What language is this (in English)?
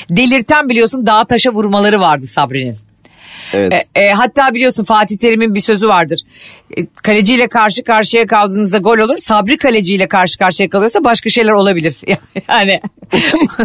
Turkish